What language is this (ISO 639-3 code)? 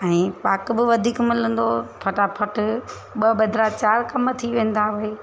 snd